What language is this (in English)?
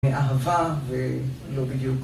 Hebrew